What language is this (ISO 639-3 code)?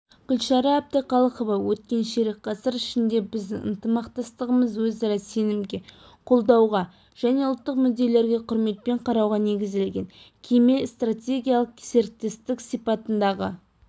kaz